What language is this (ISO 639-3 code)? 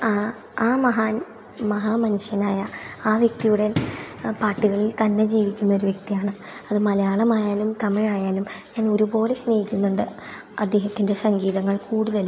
mal